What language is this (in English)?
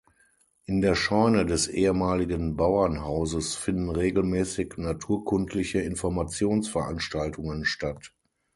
German